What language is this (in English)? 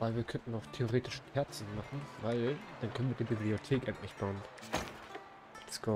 German